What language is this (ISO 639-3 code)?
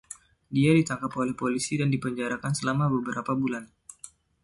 ind